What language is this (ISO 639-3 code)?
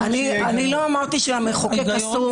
heb